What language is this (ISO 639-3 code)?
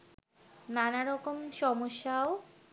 ben